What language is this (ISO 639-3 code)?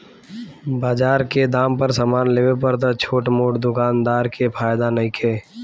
bho